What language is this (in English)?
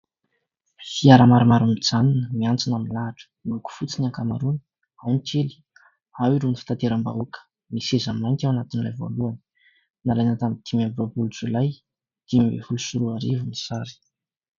Malagasy